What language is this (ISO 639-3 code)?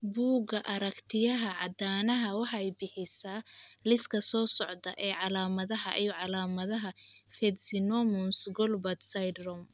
som